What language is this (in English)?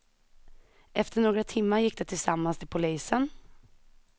Swedish